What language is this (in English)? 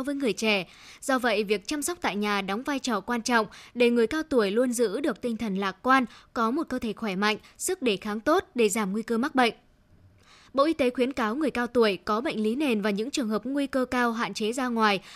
Vietnamese